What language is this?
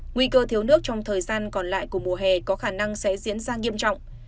Vietnamese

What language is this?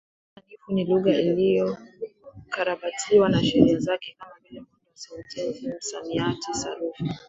Swahili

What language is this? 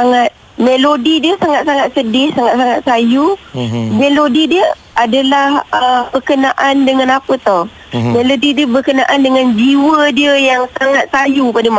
Malay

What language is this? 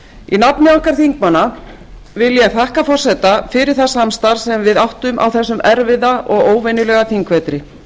Icelandic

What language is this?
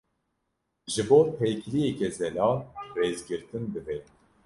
Kurdish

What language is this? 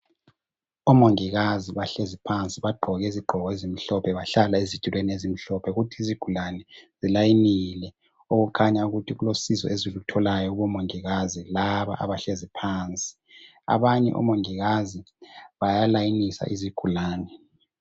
North Ndebele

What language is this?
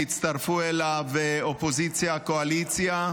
Hebrew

